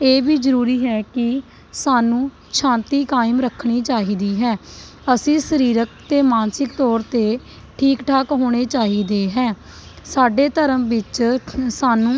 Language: Punjabi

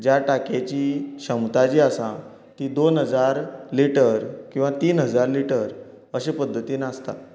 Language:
Konkani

